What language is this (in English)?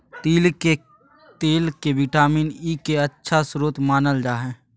Magahi